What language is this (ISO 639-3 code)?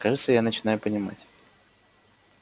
rus